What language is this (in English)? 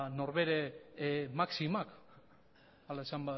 Basque